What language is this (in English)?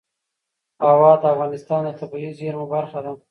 Pashto